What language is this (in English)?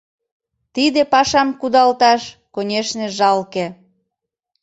Mari